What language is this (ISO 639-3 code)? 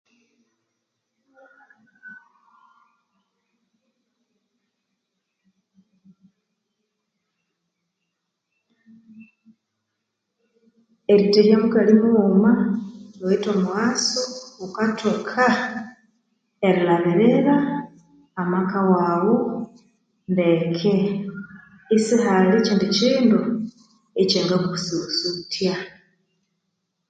koo